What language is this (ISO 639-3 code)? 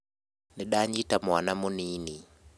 kik